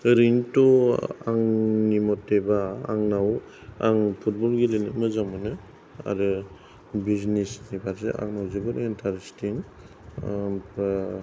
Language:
Bodo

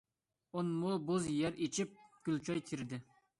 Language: Uyghur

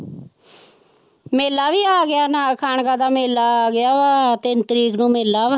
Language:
Punjabi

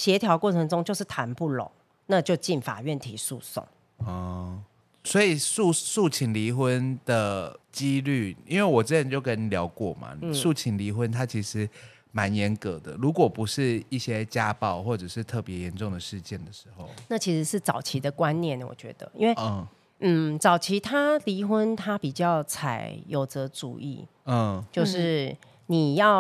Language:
Chinese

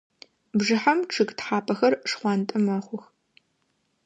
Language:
Adyghe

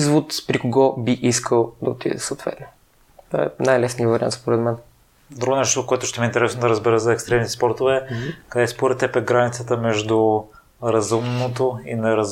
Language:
Bulgarian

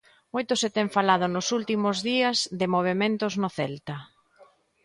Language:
Galician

